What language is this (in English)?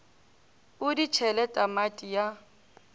Northern Sotho